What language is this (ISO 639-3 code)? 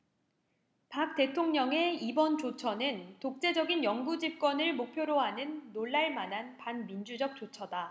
kor